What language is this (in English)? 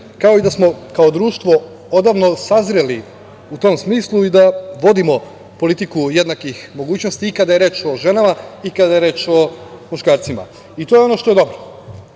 Serbian